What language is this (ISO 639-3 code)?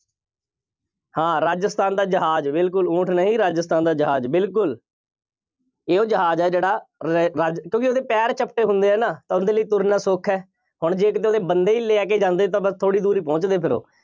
pan